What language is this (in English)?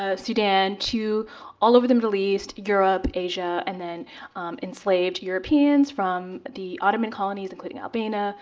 English